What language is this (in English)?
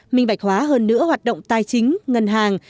Vietnamese